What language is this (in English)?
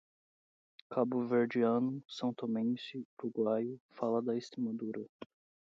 Portuguese